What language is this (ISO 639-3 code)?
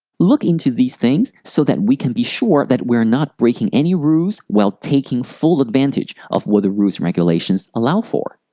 eng